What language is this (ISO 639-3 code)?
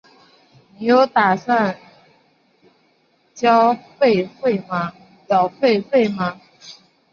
zho